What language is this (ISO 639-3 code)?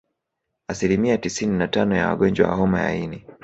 swa